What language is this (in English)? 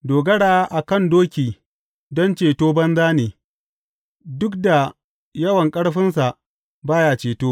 Hausa